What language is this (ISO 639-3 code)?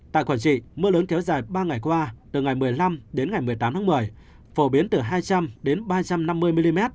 vie